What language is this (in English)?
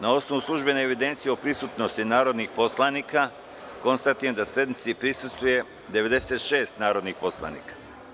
Serbian